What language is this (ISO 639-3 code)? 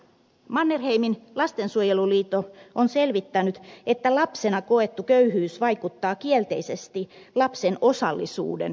fin